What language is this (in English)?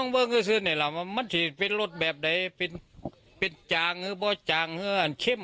Thai